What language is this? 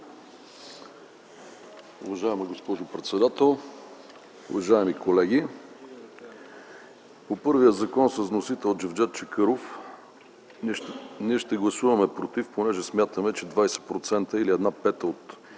Bulgarian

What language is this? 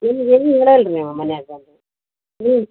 Kannada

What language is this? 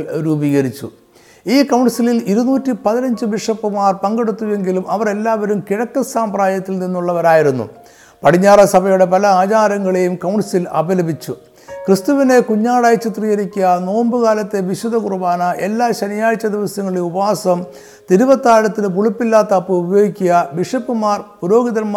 Malayalam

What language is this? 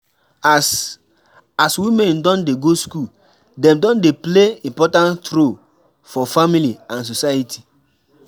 Nigerian Pidgin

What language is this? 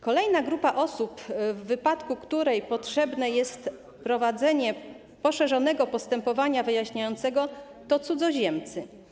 Polish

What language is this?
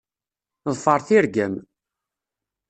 Kabyle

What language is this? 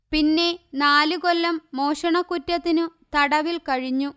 Malayalam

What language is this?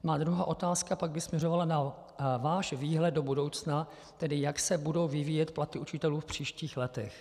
Czech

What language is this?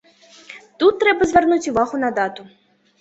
Belarusian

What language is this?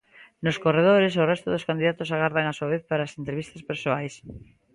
Galician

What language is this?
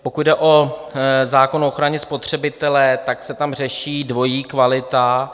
Czech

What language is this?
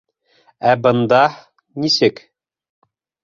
Bashkir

